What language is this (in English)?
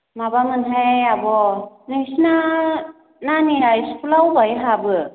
Bodo